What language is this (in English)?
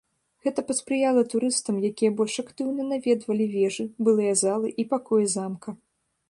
Belarusian